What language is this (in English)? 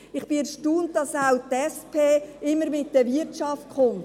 Swiss German